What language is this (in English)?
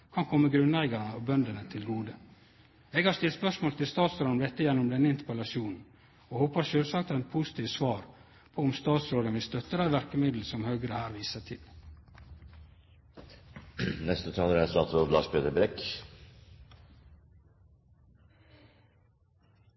Norwegian Nynorsk